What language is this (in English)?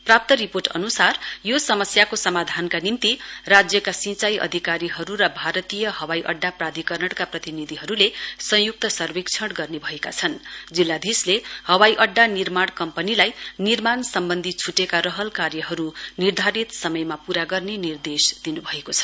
Nepali